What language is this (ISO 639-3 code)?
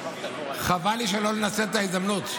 heb